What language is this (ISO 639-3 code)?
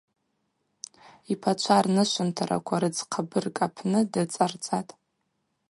abq